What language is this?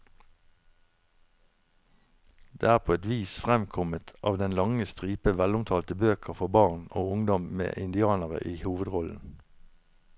Norwegian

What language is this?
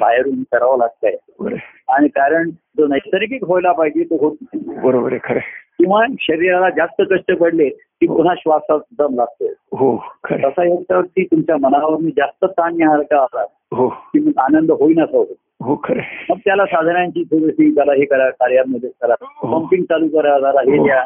Marathi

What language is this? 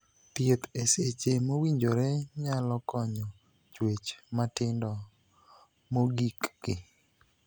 Luo (Kenya and Tanzania)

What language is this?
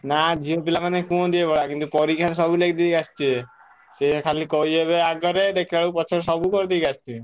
Odia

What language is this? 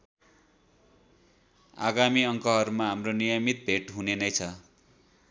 Nepali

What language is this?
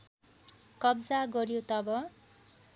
Nepali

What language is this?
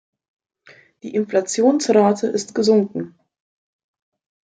German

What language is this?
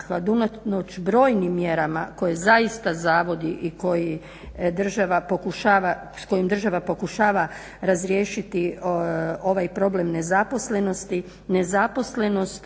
Croatian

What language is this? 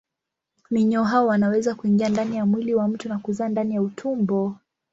Swahili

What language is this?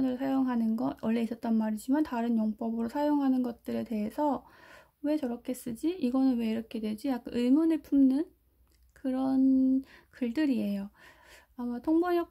Korean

